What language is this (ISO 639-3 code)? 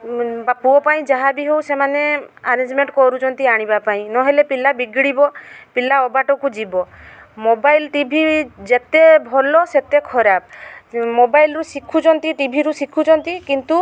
ori